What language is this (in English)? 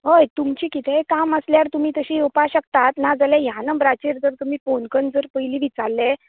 Konkani